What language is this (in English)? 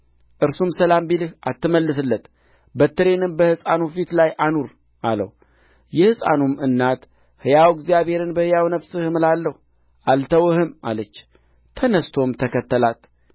Amharic